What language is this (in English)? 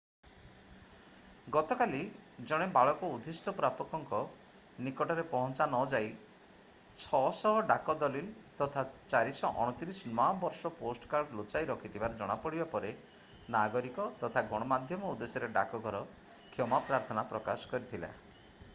Odia